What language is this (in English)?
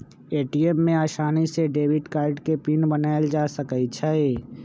Magahi